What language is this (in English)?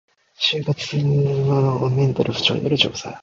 Japanese